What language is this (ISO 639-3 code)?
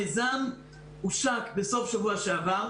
heb